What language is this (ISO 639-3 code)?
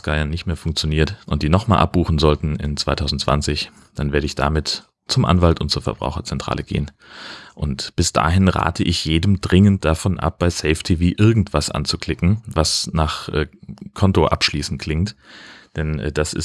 deu